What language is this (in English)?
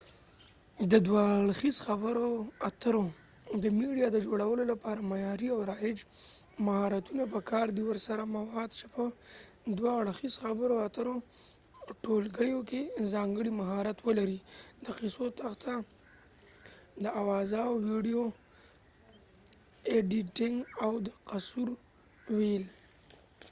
Pashto